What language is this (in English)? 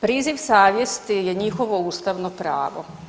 Croatian